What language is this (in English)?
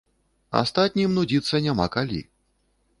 Belarusian